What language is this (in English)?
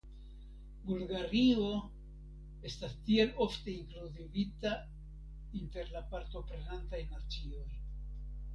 Esperanto